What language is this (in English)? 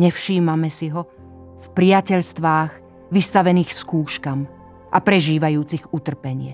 Slovak